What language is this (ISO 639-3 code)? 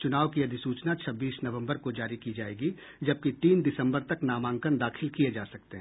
hin